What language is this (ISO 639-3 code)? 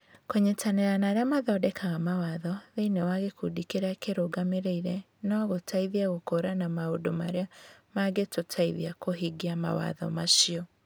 kik